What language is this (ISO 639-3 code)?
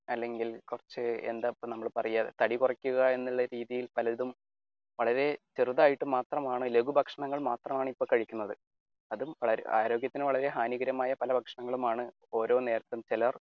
mal